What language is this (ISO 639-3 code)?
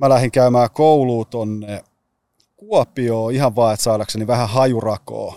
fin